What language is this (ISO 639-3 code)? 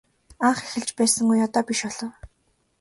mon